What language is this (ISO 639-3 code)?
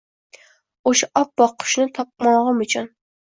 uzb